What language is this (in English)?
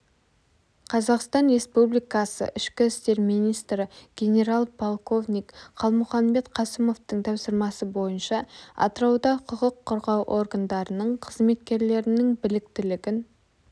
Kazakh